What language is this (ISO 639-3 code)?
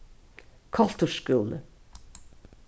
fao